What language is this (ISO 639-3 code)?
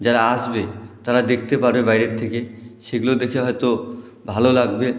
ben